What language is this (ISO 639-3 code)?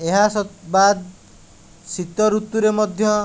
ori